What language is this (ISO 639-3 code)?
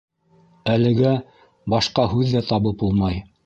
bak